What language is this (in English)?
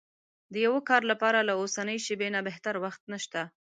Pashto